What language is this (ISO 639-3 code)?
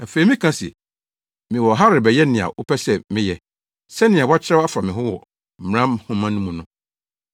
aka